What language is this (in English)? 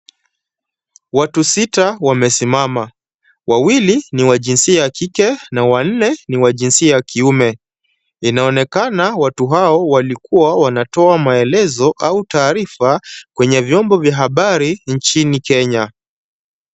Swahili